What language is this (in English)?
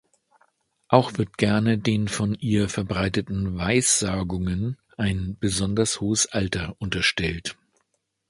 German